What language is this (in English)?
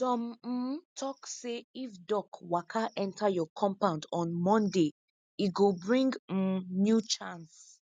Nigerian Pidgin